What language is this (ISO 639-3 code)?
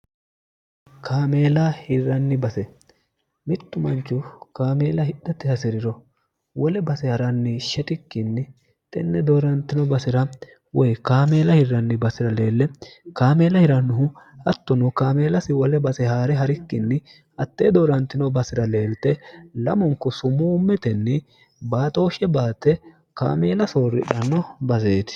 sid